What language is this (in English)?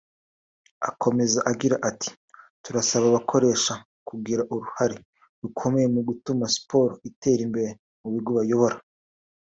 Kinyarwanda